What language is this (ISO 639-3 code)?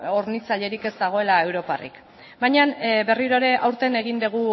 eus